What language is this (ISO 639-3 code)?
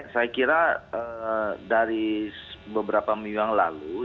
ind